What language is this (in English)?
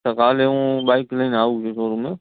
Gujarati